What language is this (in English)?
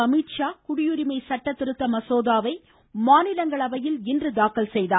Tamil